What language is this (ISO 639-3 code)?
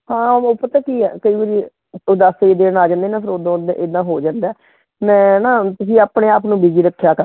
pan